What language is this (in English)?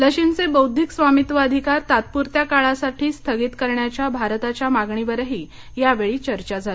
Marathi